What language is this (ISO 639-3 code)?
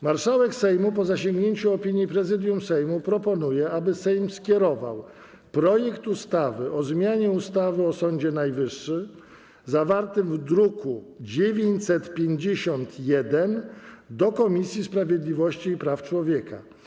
pol